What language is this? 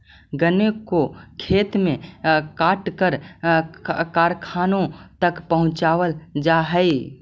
Magahi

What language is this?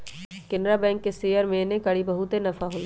Magahi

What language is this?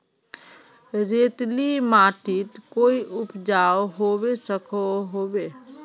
Magahi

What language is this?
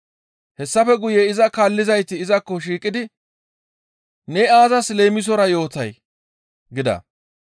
Gamo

